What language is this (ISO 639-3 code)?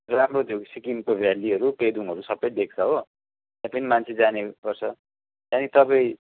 nep